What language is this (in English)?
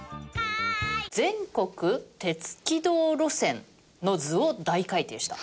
Japanese